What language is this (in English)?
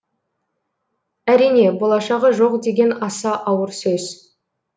Kazakh